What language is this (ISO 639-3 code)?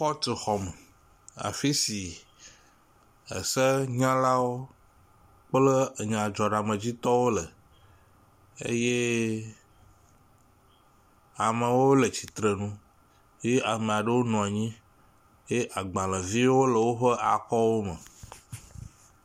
ewe